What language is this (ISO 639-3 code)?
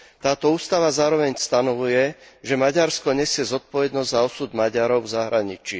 slk